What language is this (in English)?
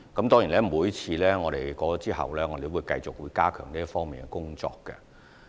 Cantonese